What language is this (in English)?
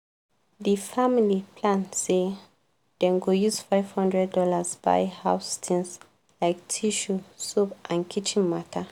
Nigerian Pidgin